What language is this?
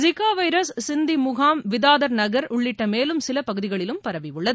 Tamil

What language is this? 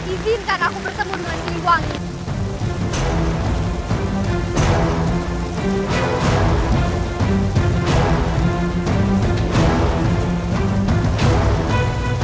Indonesian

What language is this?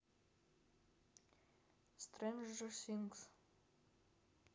Russian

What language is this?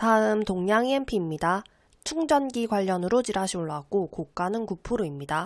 Korean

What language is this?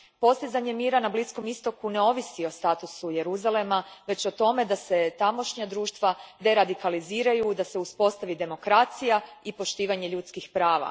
Croatian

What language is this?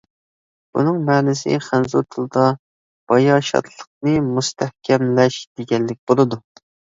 Uyghur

